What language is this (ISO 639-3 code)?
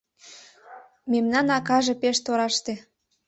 chm